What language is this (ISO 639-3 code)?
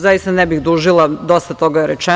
srp